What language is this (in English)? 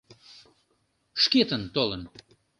Mari